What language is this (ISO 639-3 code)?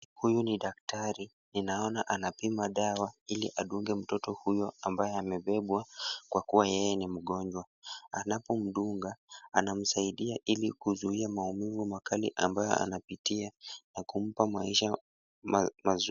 swa